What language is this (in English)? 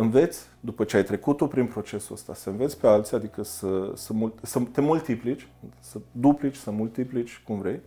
Romanian